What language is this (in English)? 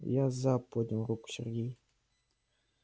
Russian